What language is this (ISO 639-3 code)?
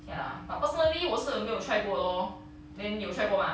eng